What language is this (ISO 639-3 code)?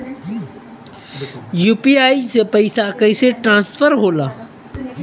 bho